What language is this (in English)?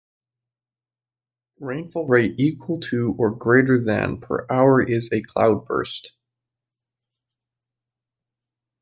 English